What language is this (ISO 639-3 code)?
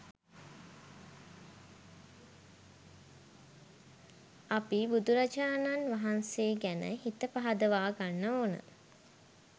sin